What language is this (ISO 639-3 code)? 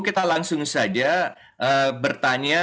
ind